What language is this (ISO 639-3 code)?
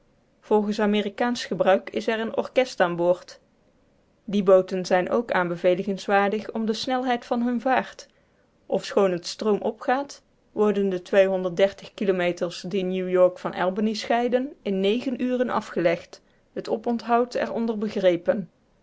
nld